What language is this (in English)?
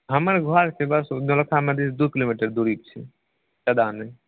Maithili